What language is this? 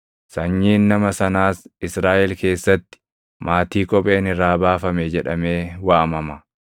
Oromo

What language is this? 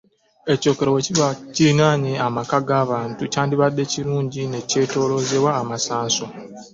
Ganda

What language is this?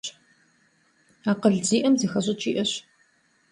Kabardian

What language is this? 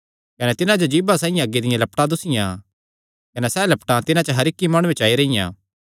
Kangri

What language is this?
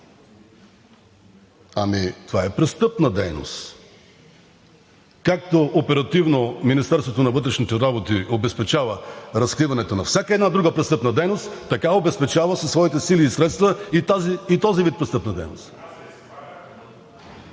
Bulgarian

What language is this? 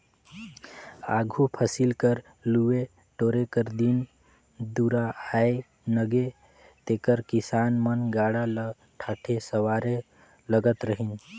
Chhattisgarhi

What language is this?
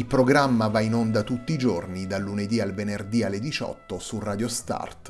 Italian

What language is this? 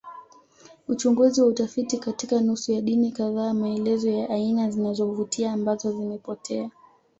Swahili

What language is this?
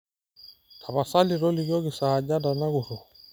Masai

